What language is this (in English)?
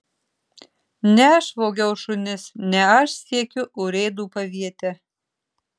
Lithuanian